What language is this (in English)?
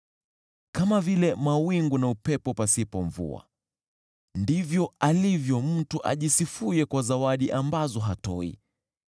Swahili